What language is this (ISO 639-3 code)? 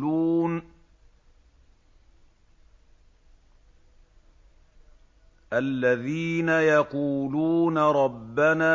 ara